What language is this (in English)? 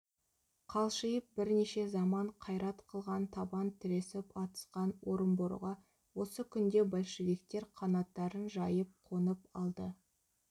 Kazakh